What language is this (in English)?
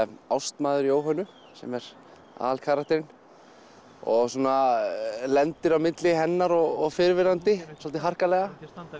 Icelandic